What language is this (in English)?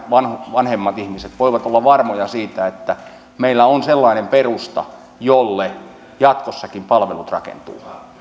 Finnish